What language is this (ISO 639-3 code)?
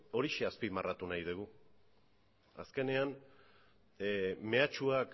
eus